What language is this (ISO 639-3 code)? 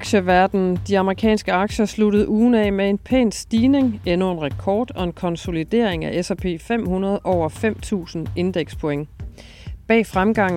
dan